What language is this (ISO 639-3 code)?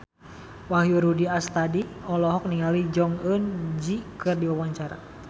sun